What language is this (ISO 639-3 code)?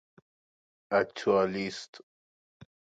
fas